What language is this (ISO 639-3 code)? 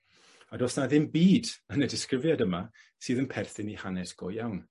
cym